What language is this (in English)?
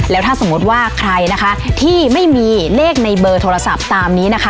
Thai